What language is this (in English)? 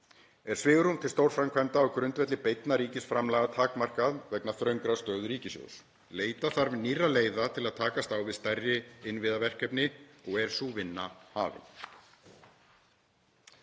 Icelandic